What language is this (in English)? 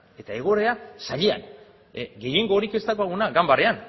Basque